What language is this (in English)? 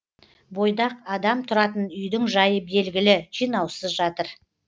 Kazakh